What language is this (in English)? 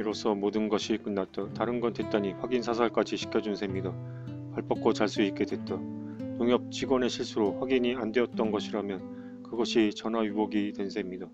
Korean